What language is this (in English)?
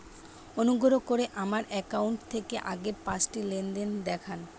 Bangla